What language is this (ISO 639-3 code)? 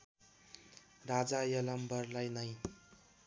nep